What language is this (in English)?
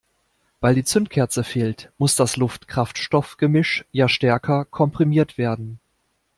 German